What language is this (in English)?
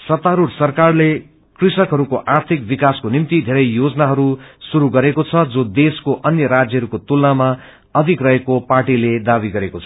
Nepali